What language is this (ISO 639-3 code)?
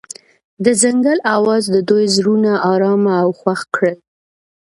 pus